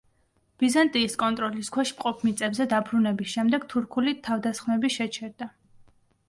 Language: Georgian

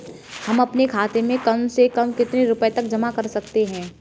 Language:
Hindi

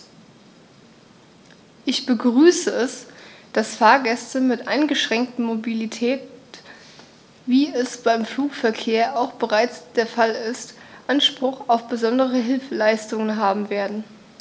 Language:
German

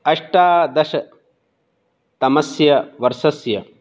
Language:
Sanskrit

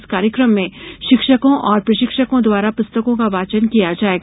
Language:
Hindi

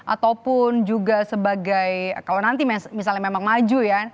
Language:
Indonesian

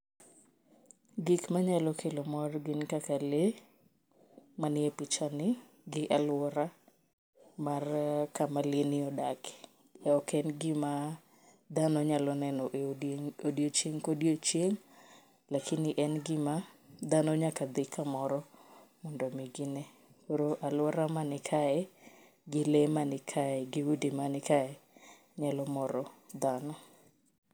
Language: Luo (Kenya and Tanzania)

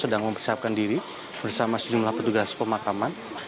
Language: Indonesian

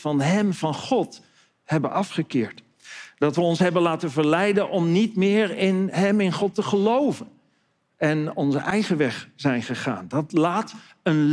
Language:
Dutch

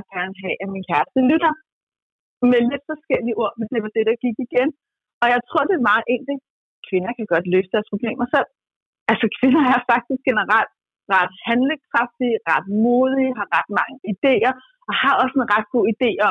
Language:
Danish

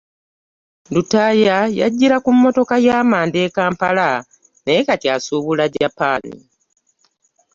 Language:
Ganda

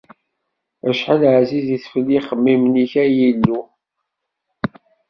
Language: Kabyle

